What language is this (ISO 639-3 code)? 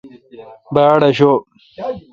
xka